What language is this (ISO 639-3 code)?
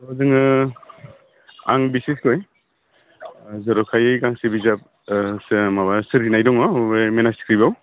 brx